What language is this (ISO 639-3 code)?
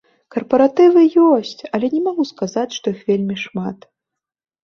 bel